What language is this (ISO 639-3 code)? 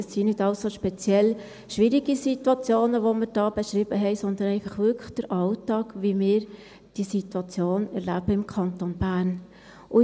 gsw